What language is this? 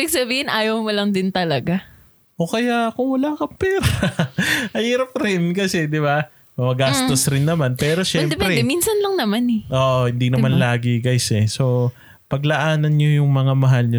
Filipino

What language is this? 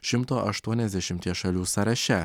Lithuanian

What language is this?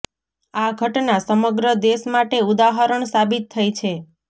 Gujarati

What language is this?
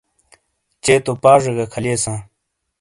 Shina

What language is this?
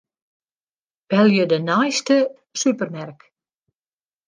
Western Frisian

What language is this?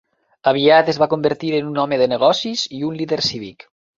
Catalan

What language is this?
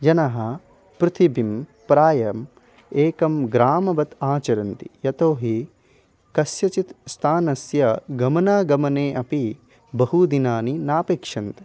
Sanskrit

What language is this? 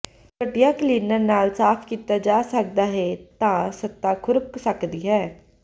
Punjabi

